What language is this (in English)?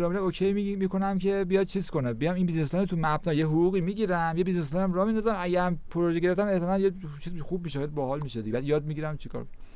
Persian